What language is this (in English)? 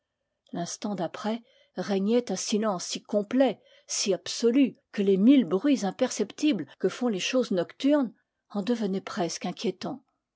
French